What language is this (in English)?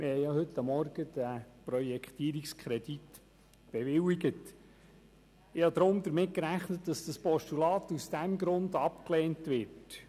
Swiss German